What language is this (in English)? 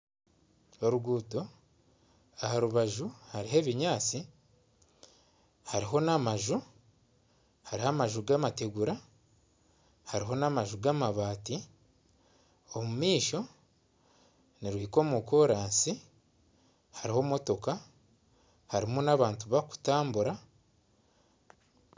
Nyankole